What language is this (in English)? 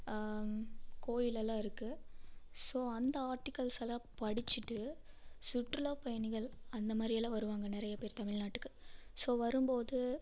Tamil